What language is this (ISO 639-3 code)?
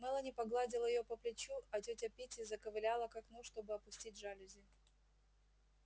rus